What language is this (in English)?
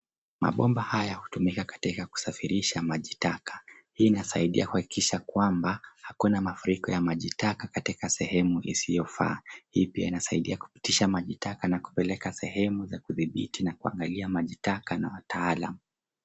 Swahili